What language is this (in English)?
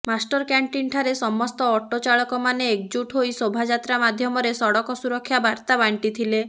Odia